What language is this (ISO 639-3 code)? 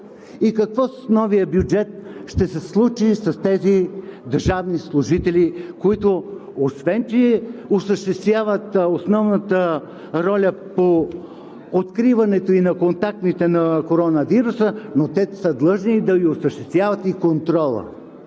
bul